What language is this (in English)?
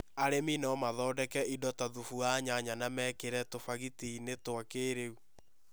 Kikuyu